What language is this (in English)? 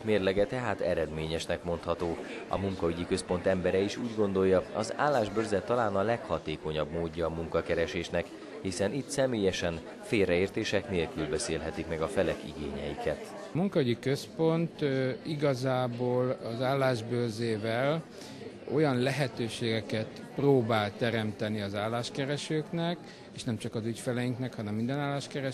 Hungarian